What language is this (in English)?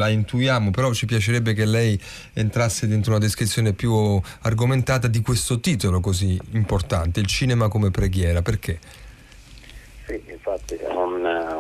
Italian